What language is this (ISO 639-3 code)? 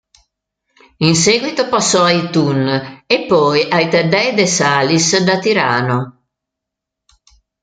ita